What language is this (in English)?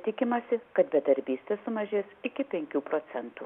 Lithuanian